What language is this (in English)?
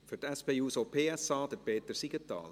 Swiss German